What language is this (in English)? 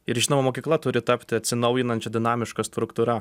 Lithuanian